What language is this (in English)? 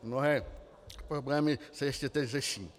Czech